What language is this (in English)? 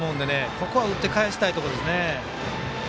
Japanese